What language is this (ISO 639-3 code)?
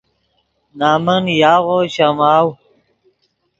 ydg